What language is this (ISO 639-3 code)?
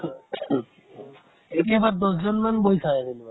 asm